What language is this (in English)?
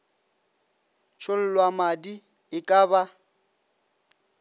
Northern Sotho